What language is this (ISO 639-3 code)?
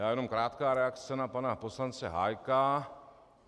ces